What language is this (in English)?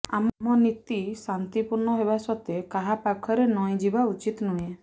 Odia